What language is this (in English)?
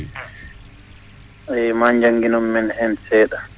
Fula